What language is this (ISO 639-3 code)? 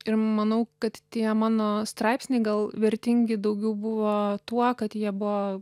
lit